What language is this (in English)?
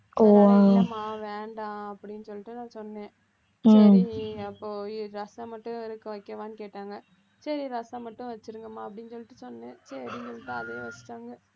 Tamil